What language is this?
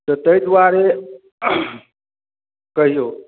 Maithili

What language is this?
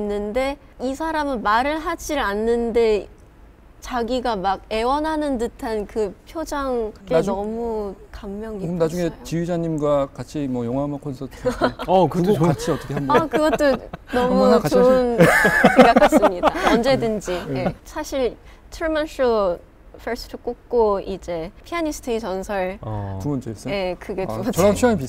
Korean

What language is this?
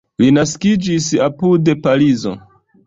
Esperanto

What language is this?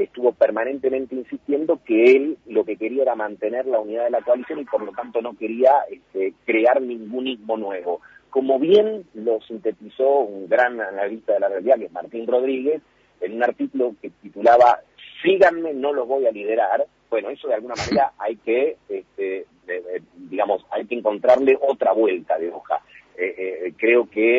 Spanish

